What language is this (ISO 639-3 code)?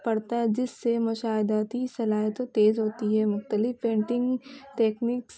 urd